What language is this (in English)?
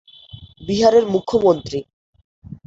Bangla